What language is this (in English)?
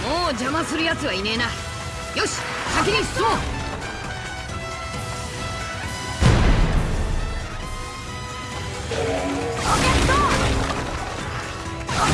Japanese